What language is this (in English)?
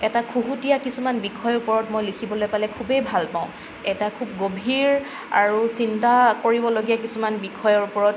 Assamese